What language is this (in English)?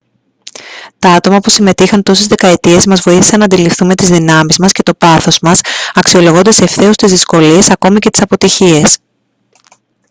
Greek